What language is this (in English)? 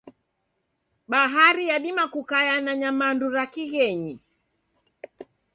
Taita